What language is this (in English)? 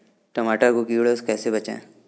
Hindi